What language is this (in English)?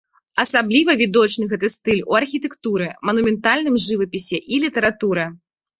Belarusian